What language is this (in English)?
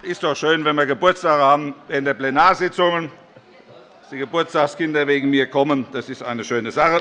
German